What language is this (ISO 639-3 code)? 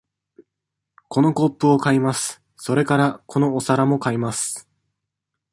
jpn